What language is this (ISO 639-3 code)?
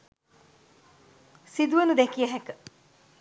sin